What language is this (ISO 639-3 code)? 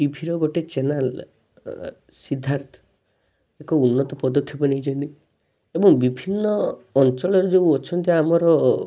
ori